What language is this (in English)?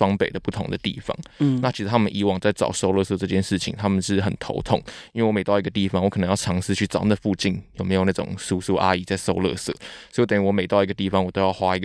Chinese